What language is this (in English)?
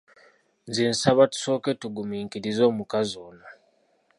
Ganda